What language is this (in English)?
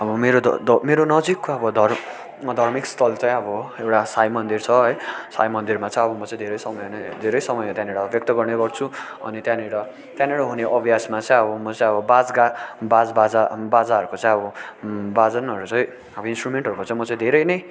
Nepali